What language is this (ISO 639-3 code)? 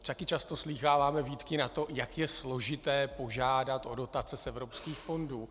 ces